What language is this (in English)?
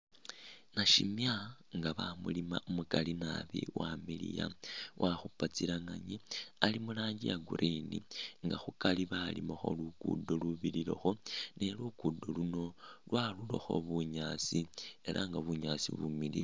Masaaba